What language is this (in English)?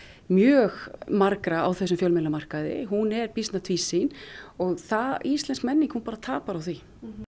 Icelandic